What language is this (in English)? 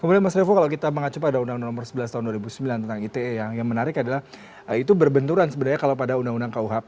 Indonesian